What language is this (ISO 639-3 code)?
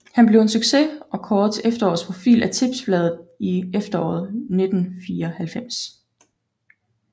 dan